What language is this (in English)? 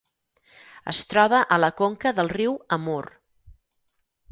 Catalan